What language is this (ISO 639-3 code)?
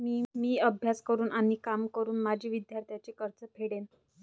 mar